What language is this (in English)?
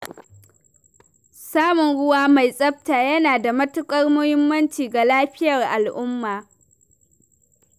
Hausa